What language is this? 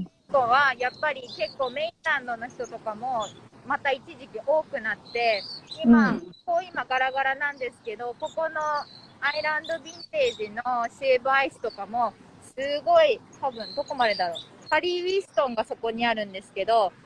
Japanese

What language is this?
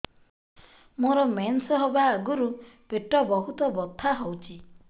Odia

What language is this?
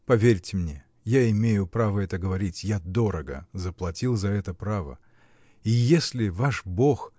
Russian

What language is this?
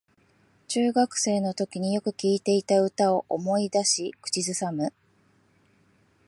Japanese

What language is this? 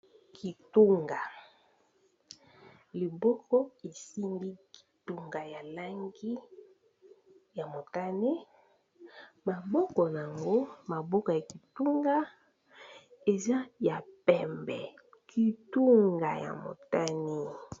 Lingala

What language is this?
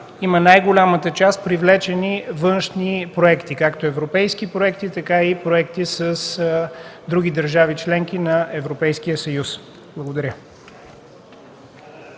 Bulgarian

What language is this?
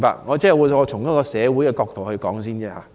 Cantonese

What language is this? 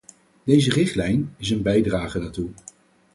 Dutch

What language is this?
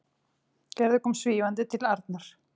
Icelandic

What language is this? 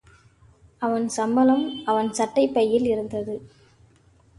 Tamil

